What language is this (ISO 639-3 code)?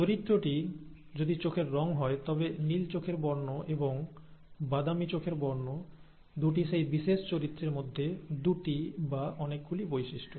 ben